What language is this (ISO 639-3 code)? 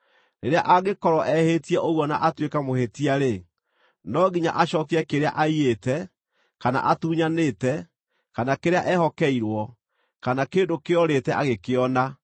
kik